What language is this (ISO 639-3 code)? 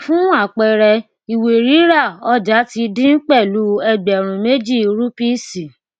yor